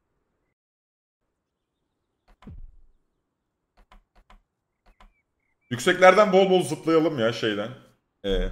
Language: Turkish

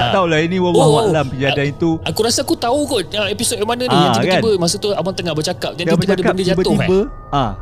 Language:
Malay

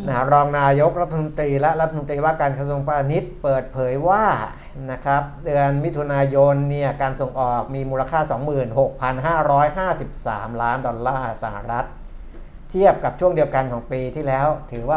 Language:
Thai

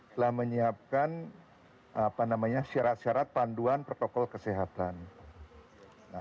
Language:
Indonesian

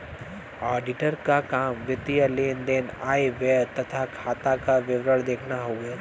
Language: Bhojpuri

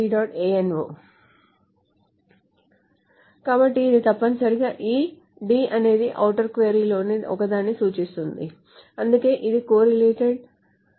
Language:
Telugu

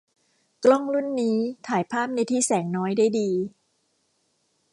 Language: Thai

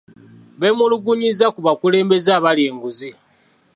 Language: Ganda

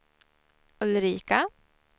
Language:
Swedish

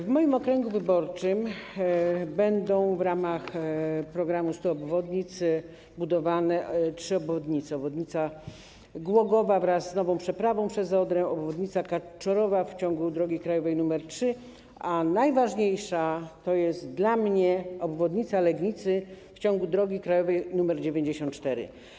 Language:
Polish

